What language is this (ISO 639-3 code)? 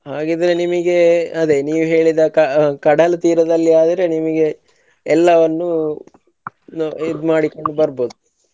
kan